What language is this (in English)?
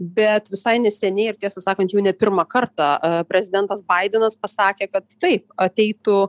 Lithuanian